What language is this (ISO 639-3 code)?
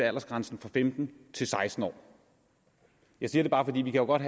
dan